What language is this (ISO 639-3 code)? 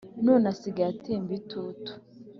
kin